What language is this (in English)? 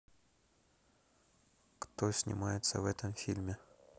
Russian